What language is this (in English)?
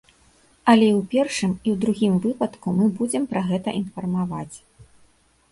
Belarusian